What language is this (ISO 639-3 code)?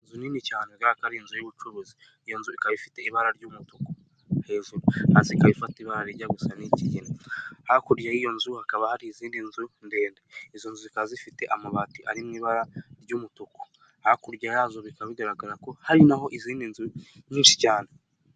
kin